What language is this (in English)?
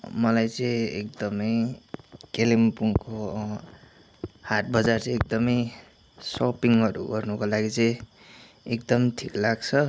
Nepali